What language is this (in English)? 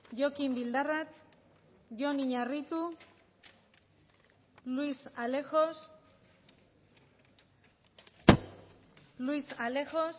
Spanish